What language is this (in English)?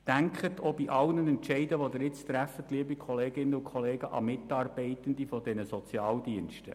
Swiss German